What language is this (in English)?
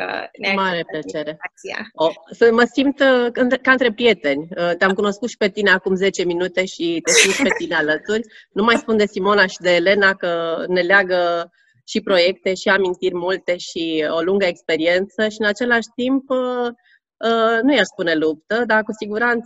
Romanian